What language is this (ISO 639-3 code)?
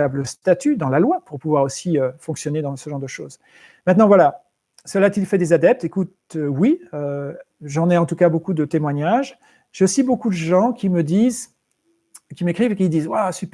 fra